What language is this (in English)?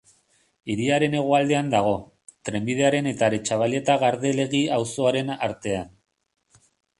Basque